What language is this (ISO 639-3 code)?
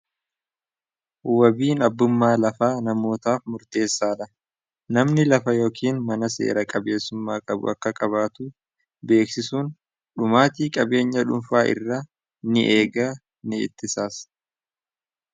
orm